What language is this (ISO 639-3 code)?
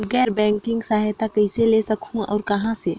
hne